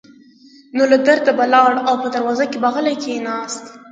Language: Pashto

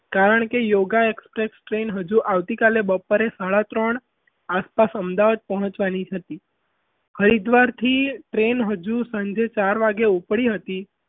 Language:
Gujarati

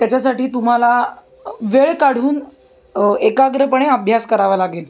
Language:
Marathi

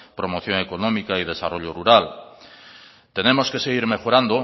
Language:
Spanish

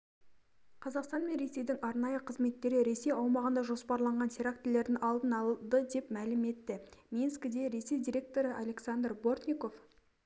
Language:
Kazakh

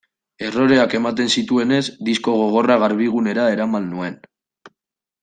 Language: Basque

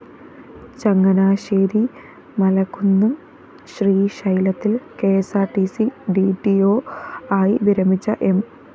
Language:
Malayalam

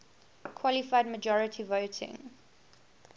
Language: English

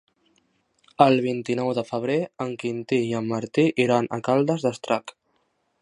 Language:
Catalan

